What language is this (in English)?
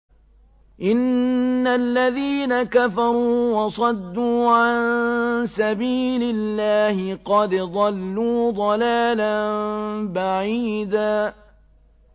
Arabic